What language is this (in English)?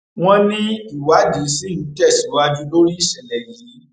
Yoruba